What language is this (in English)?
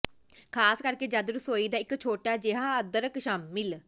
Punjabi